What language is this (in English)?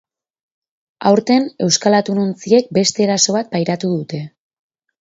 Basque